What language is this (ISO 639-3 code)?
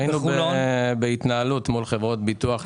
heb